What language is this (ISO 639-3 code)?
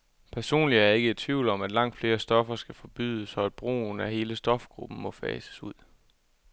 dan